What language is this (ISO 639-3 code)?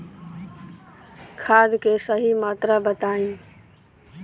bho